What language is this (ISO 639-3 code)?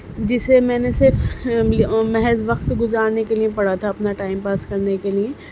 urd